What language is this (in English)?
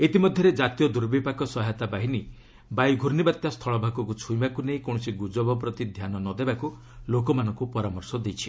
Odia